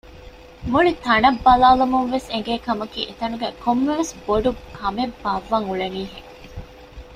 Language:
Divehi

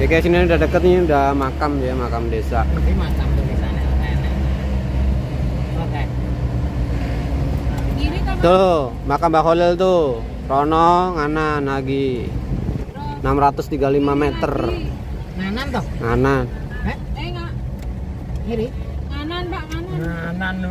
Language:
Indonesian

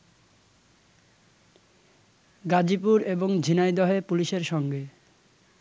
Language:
Bangla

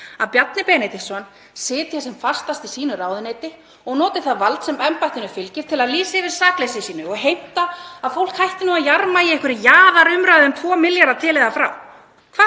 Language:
Icelandic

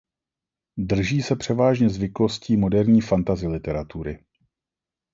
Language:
Czech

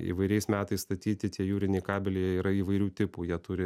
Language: Lithuanian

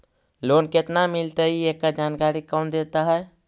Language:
Magahi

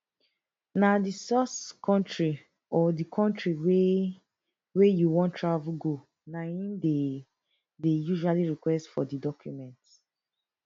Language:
Nigerian Pidgin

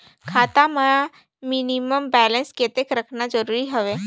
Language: Chhattisgarhi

